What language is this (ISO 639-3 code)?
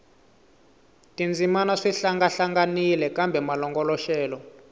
tso